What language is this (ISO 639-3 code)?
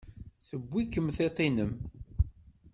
kab